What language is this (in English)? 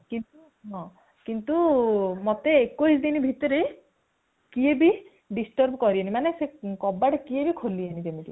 Odia